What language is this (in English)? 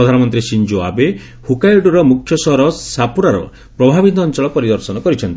Odia